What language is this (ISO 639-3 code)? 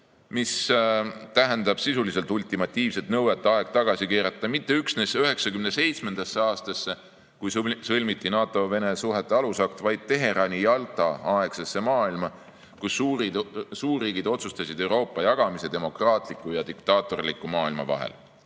est